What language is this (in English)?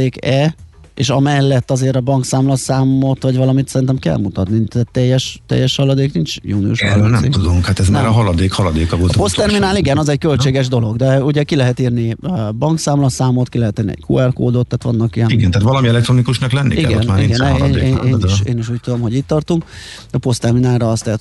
Hungarian